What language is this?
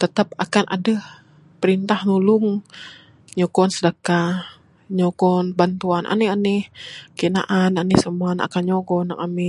Bukar-Sadung Bidayuh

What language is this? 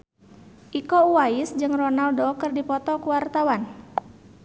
Sundanese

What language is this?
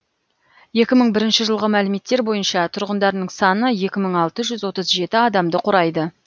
Kazakh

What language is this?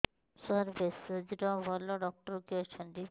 Odia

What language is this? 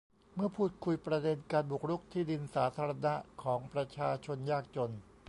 Thai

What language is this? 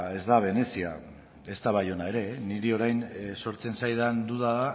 Basque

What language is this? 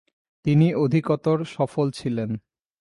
Bangla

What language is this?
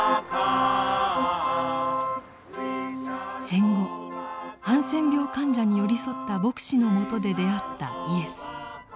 Japanese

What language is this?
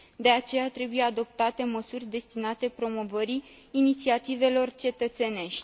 Romanian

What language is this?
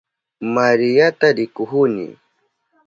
Southern Pastaza Quechua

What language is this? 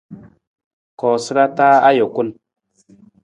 Nawdm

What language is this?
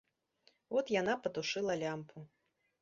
Belarusian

